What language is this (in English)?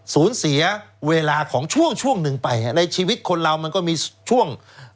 Thai